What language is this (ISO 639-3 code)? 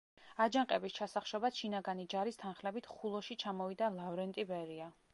kat